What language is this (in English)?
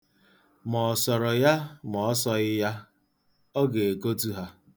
Igbo